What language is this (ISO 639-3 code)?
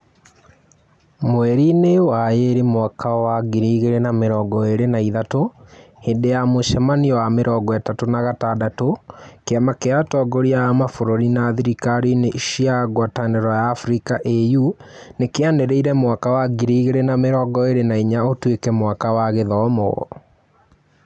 kik